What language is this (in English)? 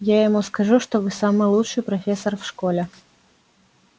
Russian